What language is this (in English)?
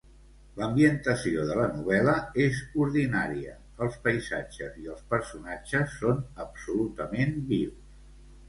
Catalan